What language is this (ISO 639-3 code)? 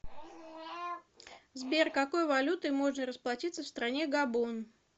rus